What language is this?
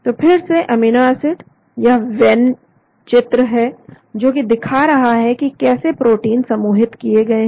Hindi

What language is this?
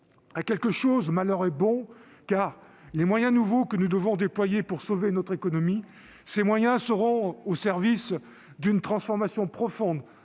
French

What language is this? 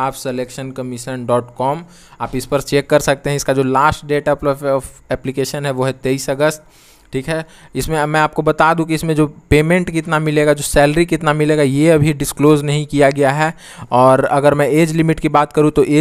Hindi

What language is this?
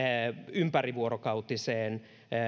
Finnish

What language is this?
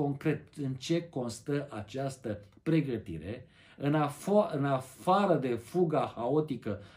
Romanian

